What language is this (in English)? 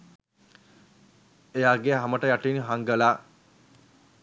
Sinhala